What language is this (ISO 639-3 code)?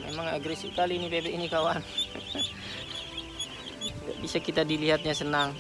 ind